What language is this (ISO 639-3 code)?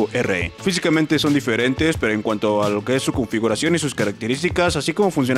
spa